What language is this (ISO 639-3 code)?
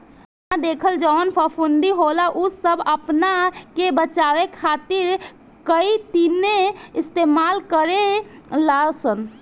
bho